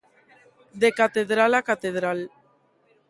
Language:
Galician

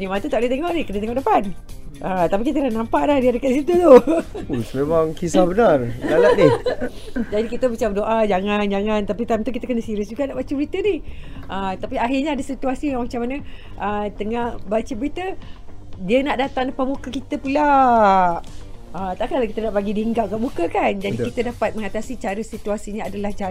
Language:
Malay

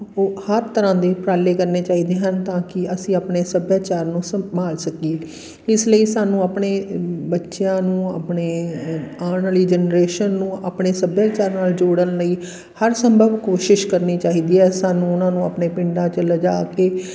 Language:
Punjabi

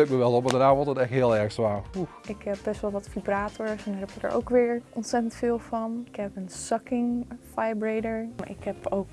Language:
Dutch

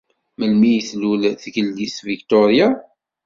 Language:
Kabyle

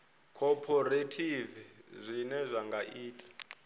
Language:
Venda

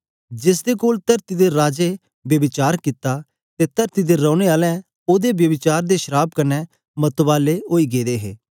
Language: Dogri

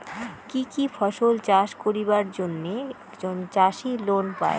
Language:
Bangla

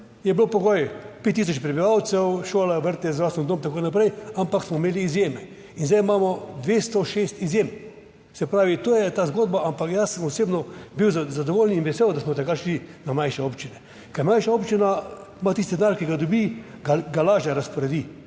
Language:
Slovenian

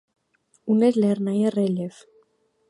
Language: Armenian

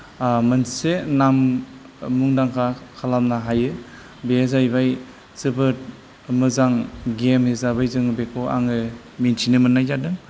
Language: Bodo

